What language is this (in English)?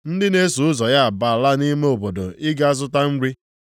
Igbo